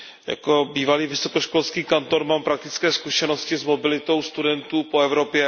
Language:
Czech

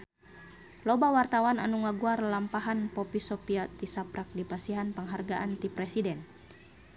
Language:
Sundanese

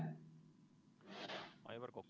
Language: Estonian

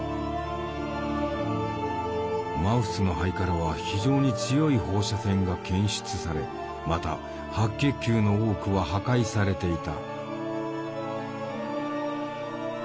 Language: Japanese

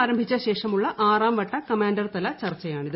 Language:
Malayalam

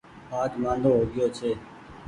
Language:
Goaria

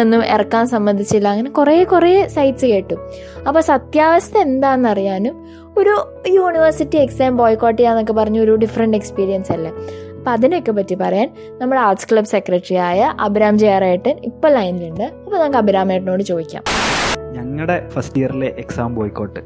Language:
Malayalam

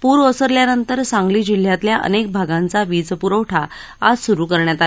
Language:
Marathi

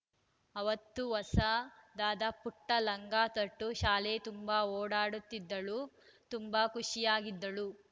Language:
Kannada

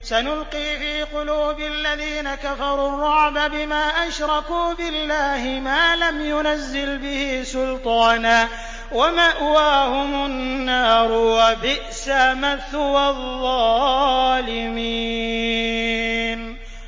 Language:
Arabic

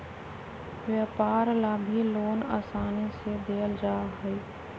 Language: Magahi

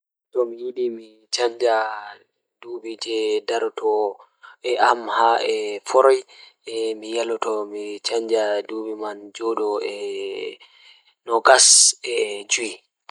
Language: Fula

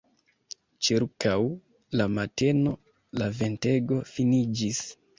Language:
Esperanto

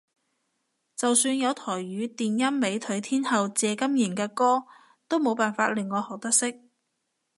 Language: Cantonese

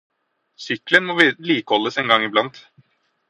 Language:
Norwegian Bokmål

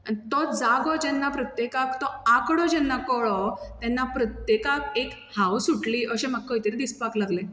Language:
Konkani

